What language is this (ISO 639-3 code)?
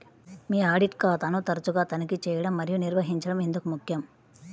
tel